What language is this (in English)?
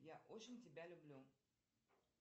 Russian